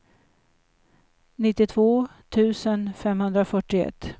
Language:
Swedish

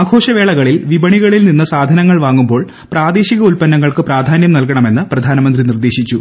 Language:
Malayalam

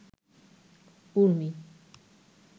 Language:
Bangla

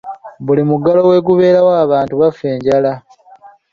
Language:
Ganda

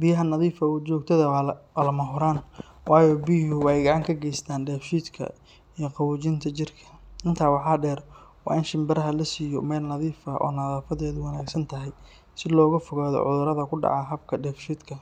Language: Somali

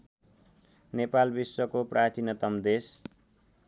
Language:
Nepali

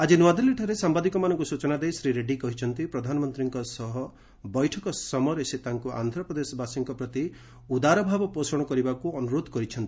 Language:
Odia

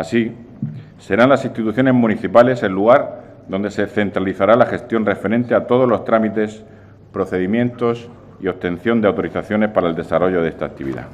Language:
Spanish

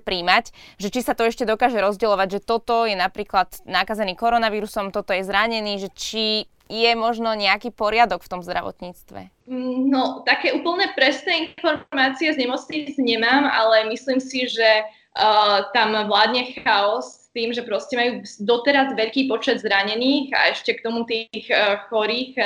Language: Slovak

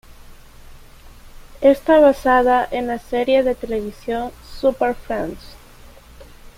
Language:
Spanish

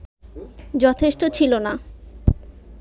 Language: Bangla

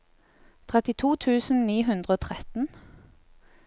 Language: Norwegian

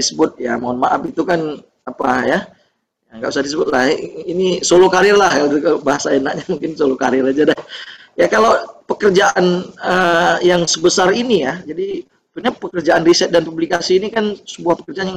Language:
Indonesian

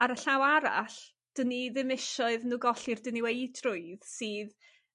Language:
Welsh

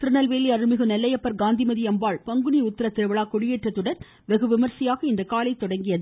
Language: Tamil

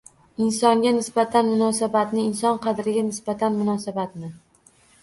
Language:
Uzbek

